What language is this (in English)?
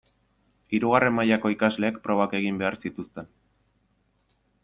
Basque